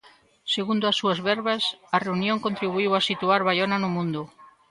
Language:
Galician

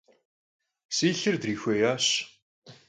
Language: Kabardian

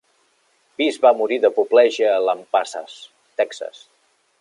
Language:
Catalan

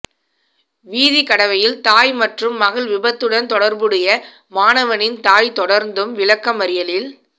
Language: Tamil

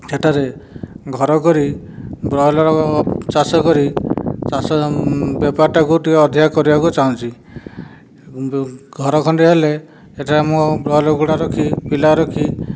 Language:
Odia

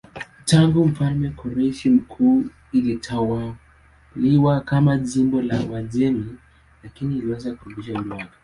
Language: Swahili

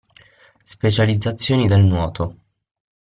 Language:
Italian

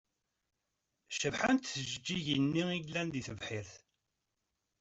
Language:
Kabyle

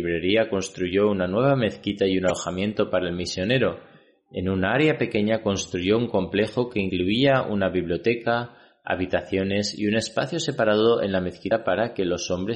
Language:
Spanish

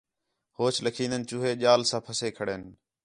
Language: Khetrani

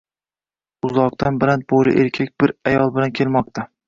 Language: Uzbek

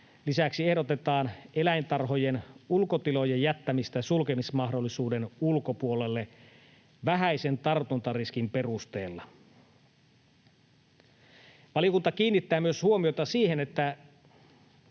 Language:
Finnish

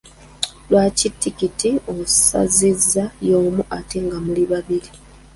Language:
Ganda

